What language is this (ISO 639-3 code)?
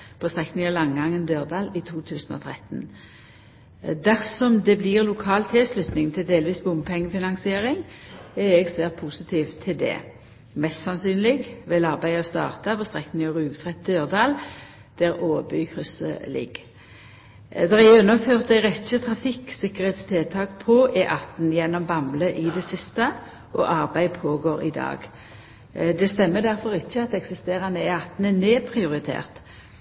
nno